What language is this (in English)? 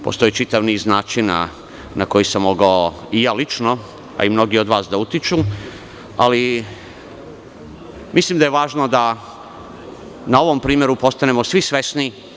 Serbian